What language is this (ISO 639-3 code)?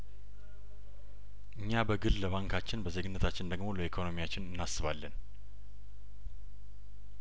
amh